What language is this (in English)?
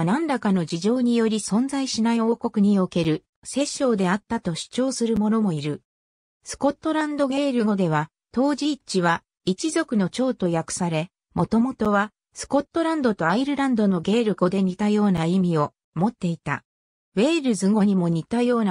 Japanese